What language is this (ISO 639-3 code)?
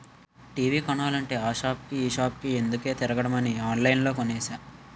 tel